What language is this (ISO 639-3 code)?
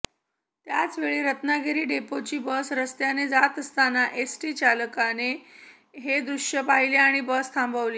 mar